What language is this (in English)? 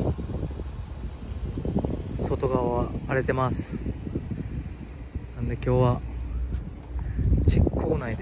Japanese